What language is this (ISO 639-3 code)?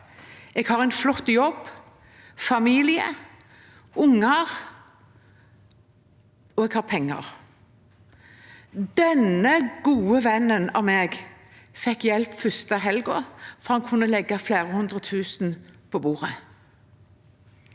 nor